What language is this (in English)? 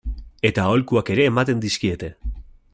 Basque